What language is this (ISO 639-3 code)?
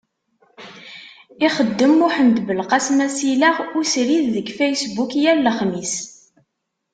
kab